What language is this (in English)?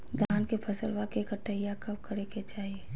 Magahi